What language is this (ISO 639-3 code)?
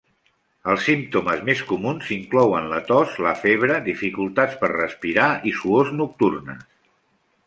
cat